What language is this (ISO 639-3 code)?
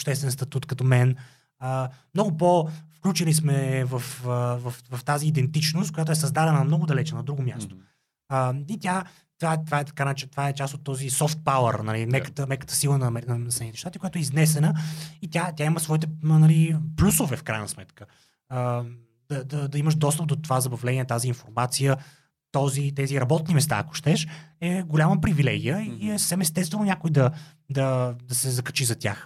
bul